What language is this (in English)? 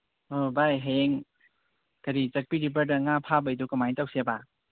Manipuri